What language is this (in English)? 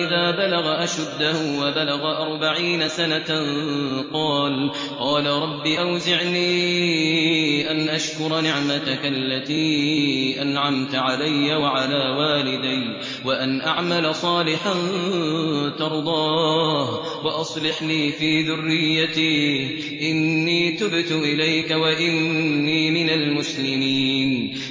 Arabic